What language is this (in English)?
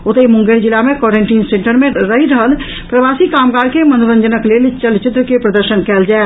Maithili